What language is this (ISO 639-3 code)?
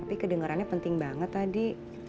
ind